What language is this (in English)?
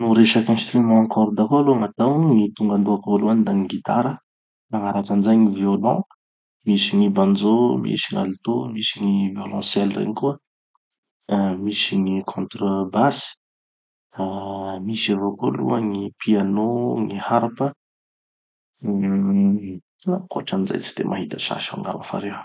Tanosy Malagasy